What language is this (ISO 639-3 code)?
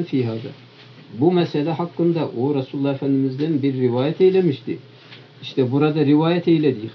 tur